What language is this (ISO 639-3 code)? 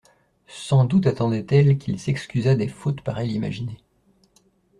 fra